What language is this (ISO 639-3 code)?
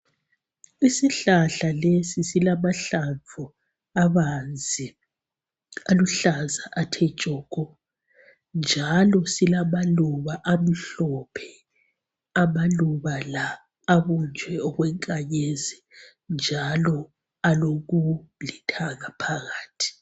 nde